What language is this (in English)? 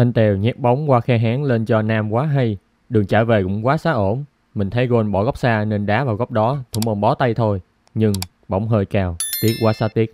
Vietnamese